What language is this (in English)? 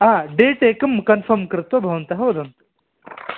Sanskrit